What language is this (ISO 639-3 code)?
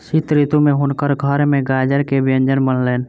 mai